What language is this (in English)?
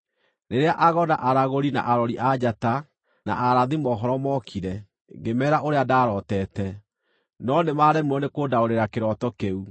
Kikuyu